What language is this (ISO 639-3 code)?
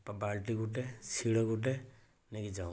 ori